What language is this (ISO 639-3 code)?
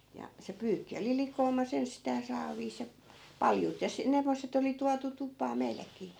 fin